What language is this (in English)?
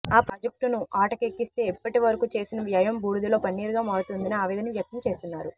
Telugu